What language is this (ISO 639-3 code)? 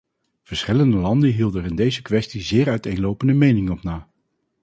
nld